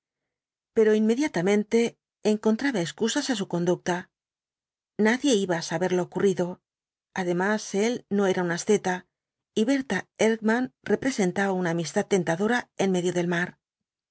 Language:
Spanish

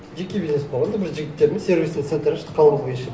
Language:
Kazakh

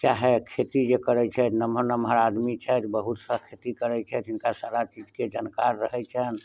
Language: Maithili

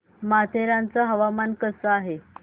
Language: Marathi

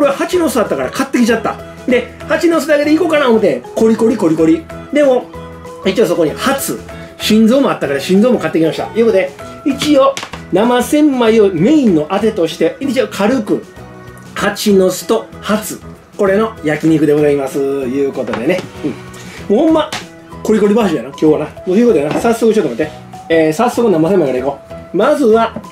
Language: Japanese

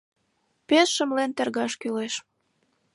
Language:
Mari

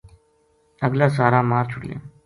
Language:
Gujari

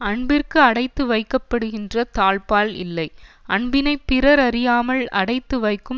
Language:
Tamil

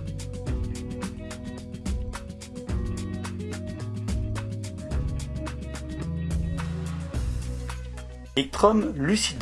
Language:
French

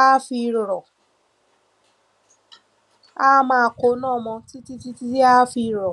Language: Yoruba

